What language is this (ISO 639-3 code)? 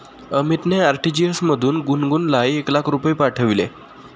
mar